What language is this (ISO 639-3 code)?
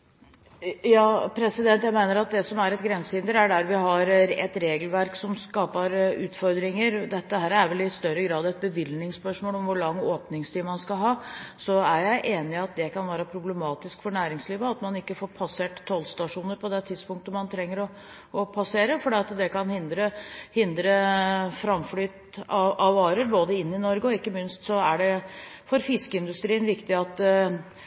nob